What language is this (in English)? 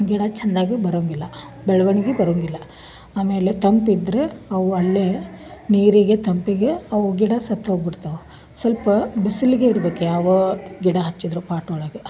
Kannada